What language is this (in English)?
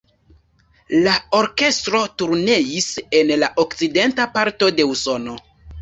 Esperanto